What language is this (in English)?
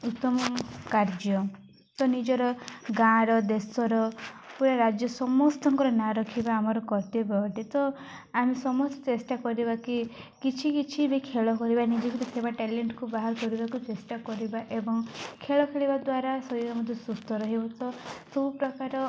Odia